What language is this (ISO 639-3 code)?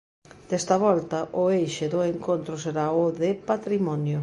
glg